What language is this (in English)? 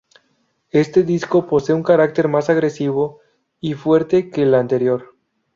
Spanish